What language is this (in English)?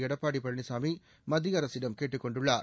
Tamil